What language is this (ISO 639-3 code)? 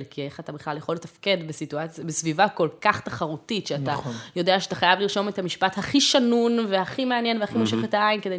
heb